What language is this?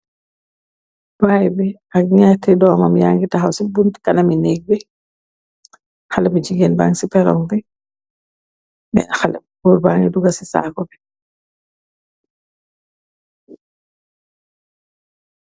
Wolof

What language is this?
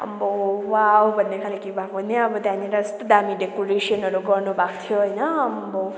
Nepali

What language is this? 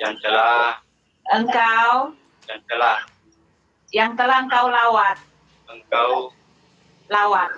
Indonesian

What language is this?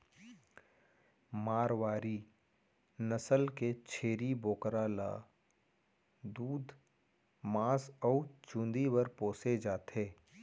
Chhattisgarhi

